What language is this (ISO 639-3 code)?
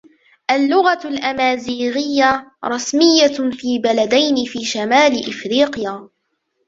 ara